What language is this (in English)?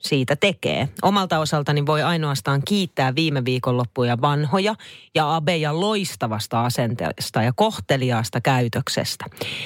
Finnish